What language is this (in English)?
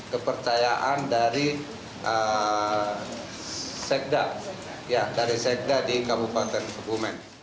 Indonesian